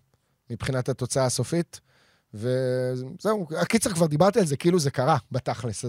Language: Hebrew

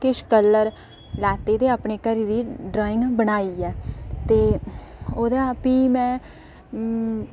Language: Dogri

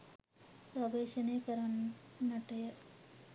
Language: Sinhala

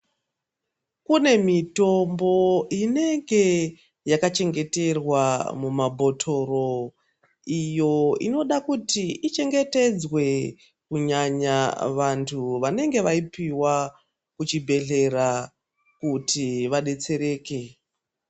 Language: Ndau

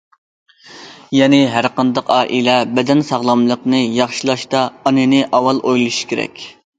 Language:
Uyghur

